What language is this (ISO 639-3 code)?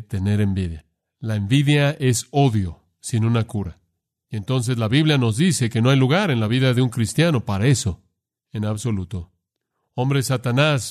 spa